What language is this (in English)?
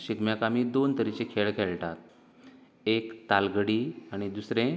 Konkani